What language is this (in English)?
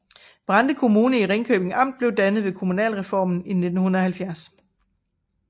Danish